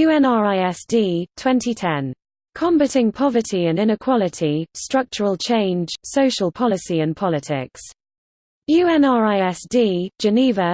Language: English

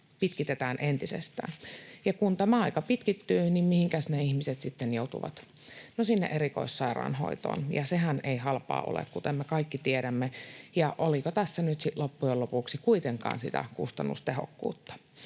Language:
Finnish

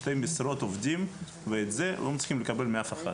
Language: Hebrew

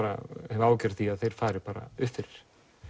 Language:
Icelandic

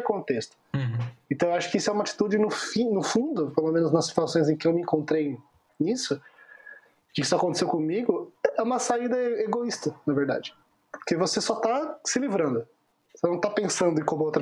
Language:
Portuguese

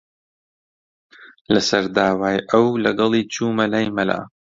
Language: Central Kurdish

